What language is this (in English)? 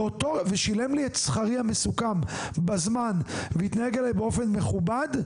Hebrew